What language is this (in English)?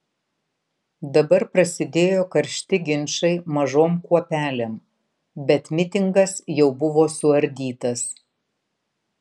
Lithuanian